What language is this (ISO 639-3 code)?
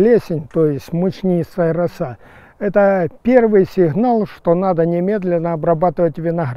rus